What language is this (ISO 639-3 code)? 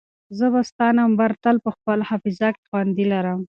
pus